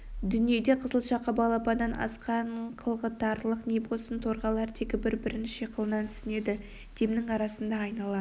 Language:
Kazakh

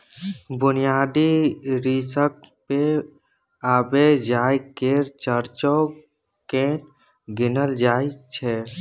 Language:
Maithili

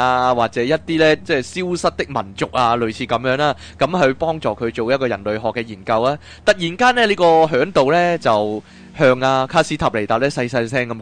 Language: Chinese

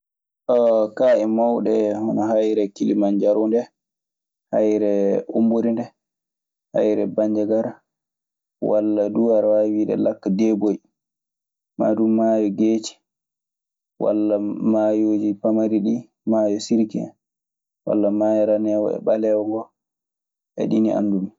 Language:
Maasina Fulfulde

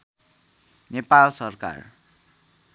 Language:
Nepali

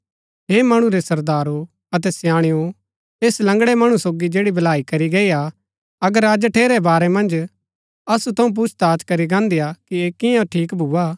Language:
Gaddi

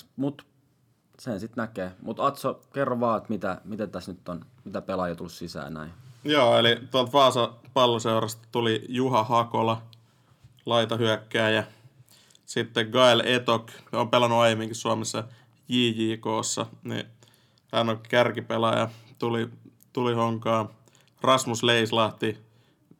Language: Finnish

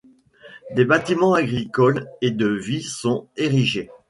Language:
French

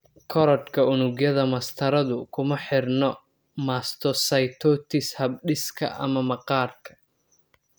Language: Somali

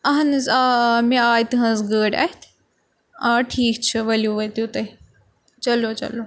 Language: Kashmiri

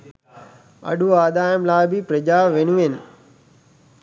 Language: Sinhala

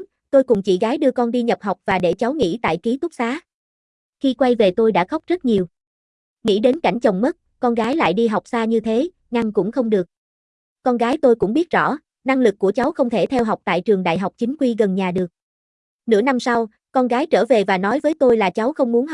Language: Vietnamese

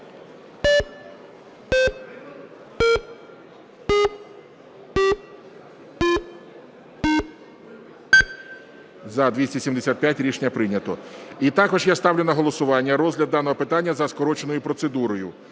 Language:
Ukrainian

